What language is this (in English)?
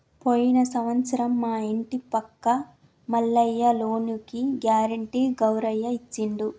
Telugu